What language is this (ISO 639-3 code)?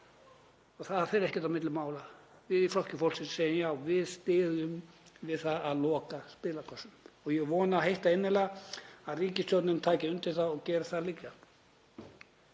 isl